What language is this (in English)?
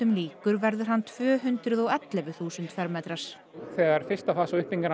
Icelandic